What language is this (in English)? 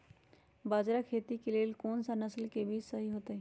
Magahi